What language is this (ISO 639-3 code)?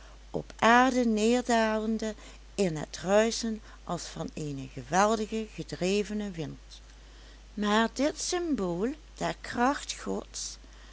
nld